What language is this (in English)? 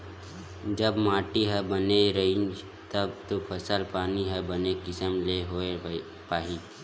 Chhattisgarhi